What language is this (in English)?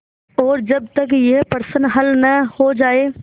Hindi